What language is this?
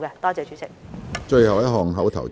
Cantonese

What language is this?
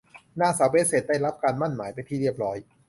Thai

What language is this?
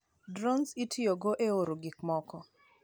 Luo (Kenya and Tanzania)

